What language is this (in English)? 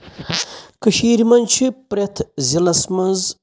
Kashmiri